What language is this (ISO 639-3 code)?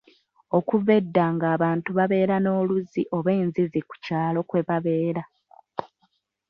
lug